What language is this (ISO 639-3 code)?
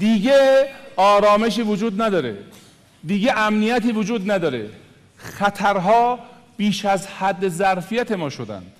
fas